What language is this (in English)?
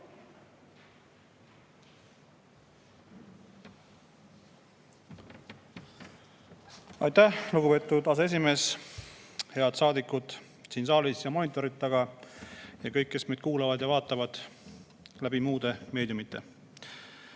Estonian